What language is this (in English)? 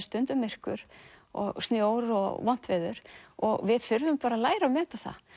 Icelandic